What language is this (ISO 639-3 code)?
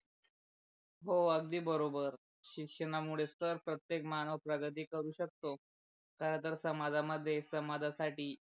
mar